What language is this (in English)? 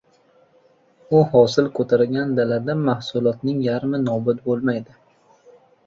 Uzbek